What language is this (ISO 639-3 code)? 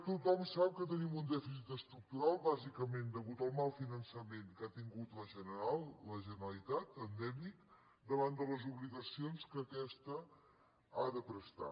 cat